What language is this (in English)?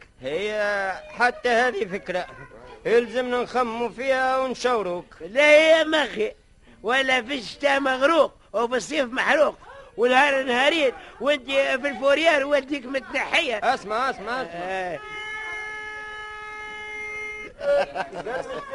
Arabic